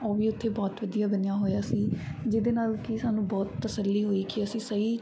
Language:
Punjabi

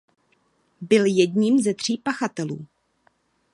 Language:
Czech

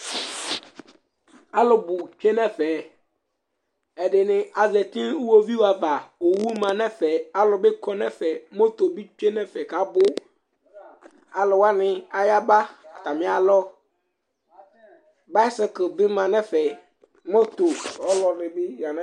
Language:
Ikposo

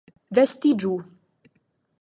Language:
Esperanto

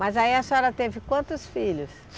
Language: Portuguese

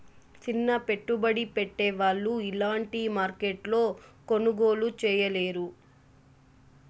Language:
Telugu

